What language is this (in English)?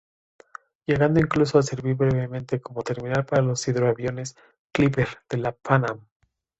Spanish